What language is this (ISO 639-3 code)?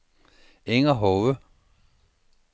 dan